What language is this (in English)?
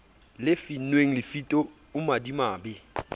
Southern Sotho